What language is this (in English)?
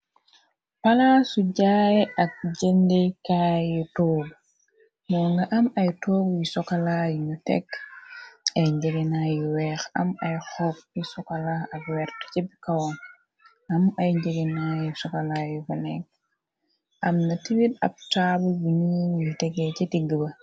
Wolof